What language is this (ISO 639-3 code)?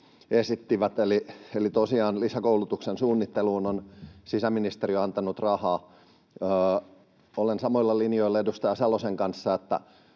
fin